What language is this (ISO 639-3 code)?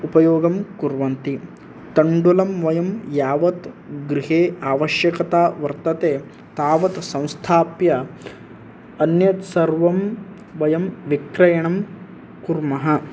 san